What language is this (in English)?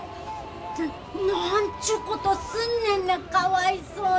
Japanese